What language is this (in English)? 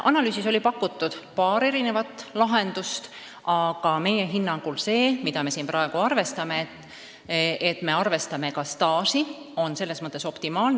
Estonian